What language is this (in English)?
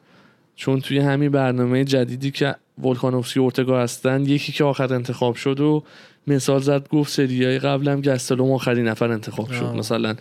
Persian